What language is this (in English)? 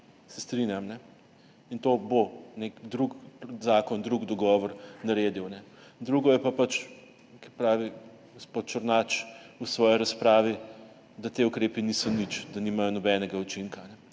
Slovenian